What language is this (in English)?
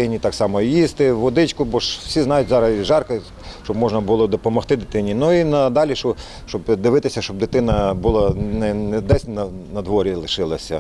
Ukrainian